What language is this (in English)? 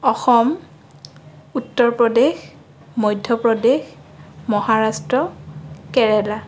Assamese